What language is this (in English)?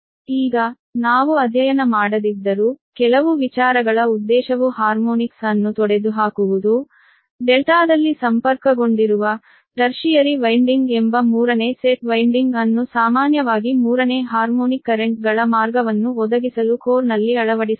Kannada